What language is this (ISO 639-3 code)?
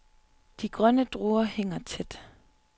dan